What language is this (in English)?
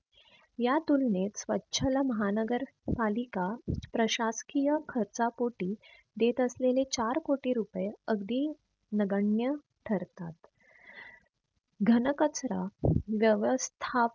Marathi